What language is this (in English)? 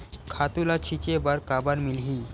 Chhattisgarhi